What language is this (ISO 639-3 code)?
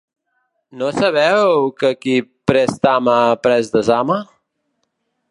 cat